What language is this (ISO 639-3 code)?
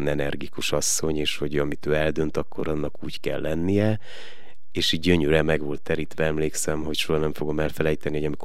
hun